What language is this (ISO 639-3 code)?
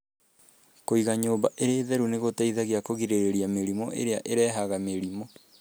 kik